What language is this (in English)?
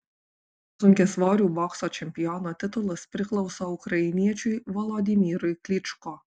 Lithuanian